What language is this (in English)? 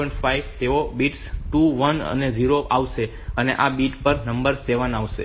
Gujarati